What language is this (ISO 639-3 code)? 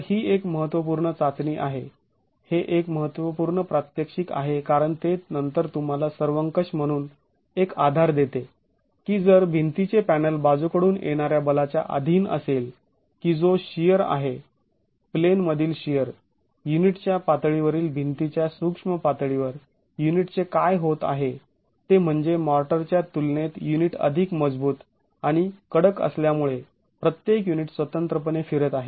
mar